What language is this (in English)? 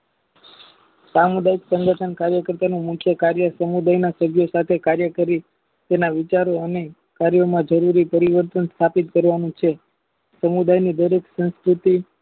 Gujarati